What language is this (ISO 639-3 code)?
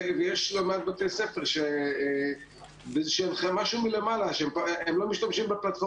heb